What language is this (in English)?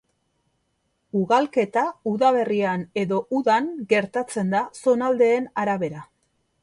Basque